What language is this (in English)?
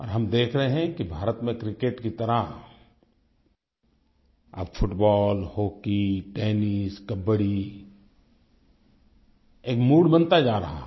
Hindi